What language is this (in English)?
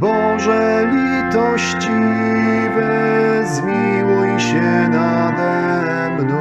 Polish